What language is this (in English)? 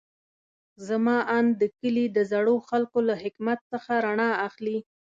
Pashto